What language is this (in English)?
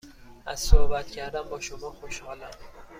Persian